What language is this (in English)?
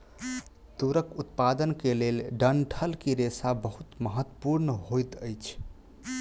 Maithili